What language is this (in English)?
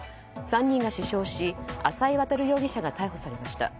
Japanese